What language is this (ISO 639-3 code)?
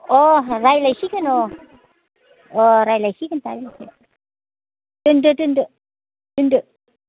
brx